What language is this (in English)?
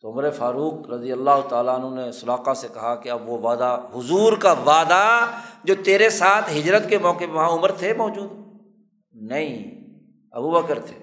Urdu